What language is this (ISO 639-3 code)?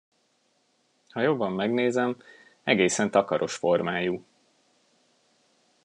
hun